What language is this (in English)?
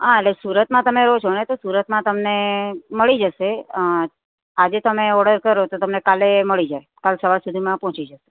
Gujarati